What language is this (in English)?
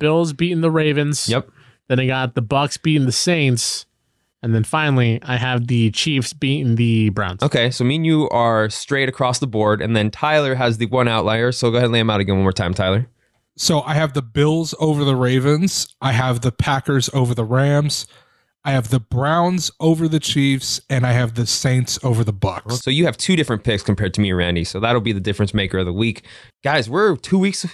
English